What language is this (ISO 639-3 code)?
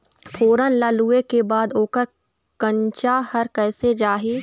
hne